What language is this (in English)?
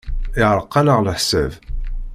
Kabyle